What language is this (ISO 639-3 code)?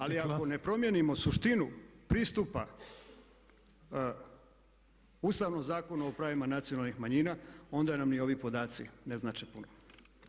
hrv